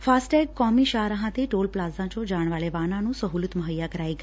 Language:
Punjabi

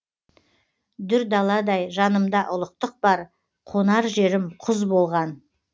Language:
Kazakh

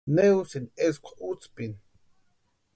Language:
Western Highland Purepecha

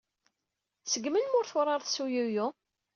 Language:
Kabyle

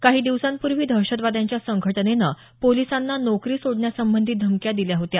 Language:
Marathi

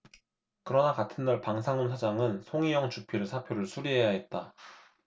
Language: Korean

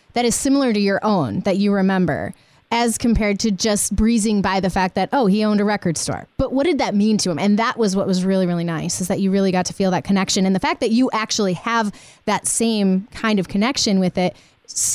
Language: English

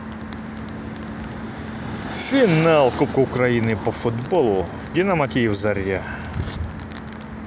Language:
Russian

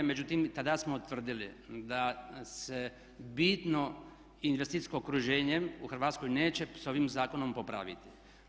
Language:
Croatian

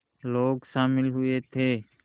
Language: Hindi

